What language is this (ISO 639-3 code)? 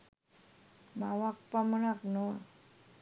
sin